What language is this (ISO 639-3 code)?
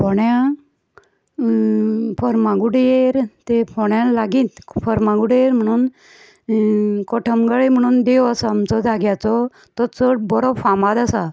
kok